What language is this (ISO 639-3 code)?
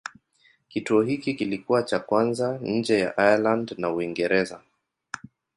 swa